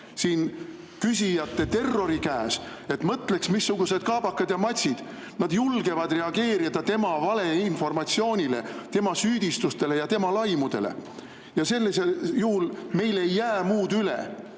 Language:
Estonian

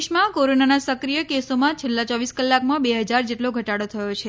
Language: Gujarati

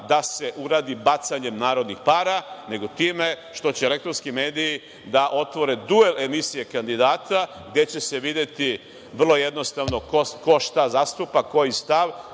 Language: Serbian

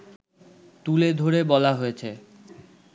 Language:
Bangla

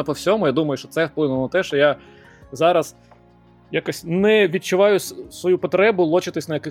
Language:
Ukrainian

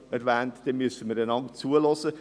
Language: Swiss German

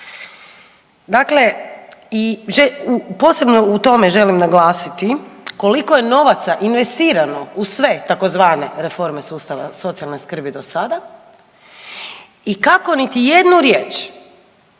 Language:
Croatian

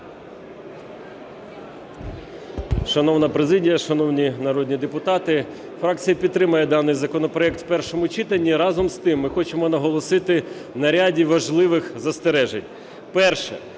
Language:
Ukrainian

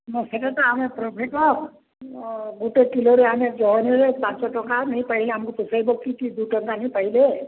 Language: Odia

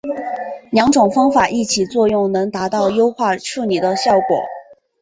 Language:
Chinese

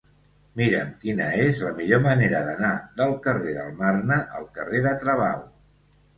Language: Catalan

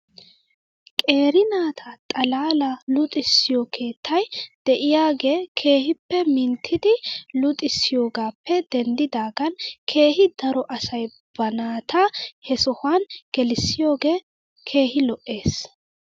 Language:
Wolaytta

